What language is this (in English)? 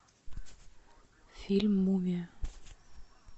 Russian